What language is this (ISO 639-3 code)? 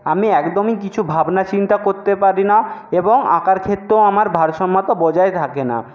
ben